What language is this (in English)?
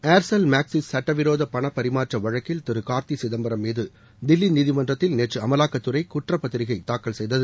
Tamil